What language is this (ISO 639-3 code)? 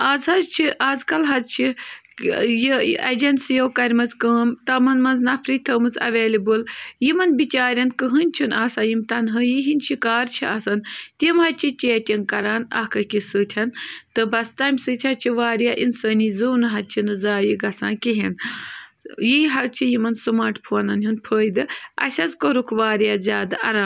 kas